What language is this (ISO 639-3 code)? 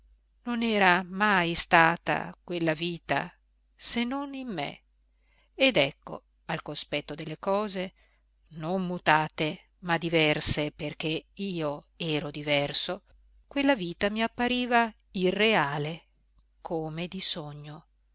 ita